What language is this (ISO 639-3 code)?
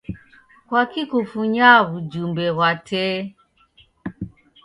dav